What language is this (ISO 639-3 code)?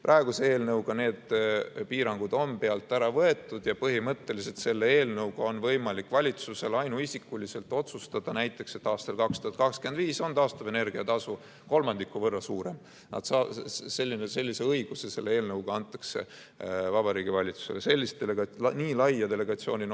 est